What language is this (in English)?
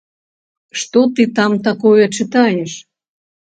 Belarusian